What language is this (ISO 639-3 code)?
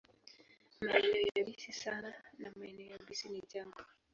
swa